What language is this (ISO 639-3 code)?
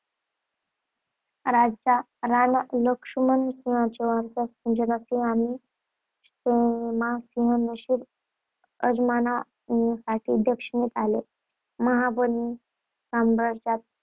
mar